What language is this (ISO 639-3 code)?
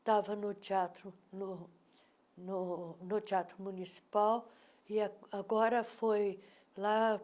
por